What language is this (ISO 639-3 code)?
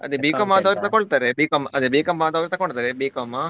kan